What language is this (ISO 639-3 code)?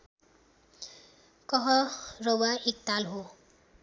nep